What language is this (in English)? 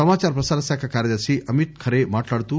Telugu